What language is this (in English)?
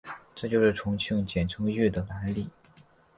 Chinese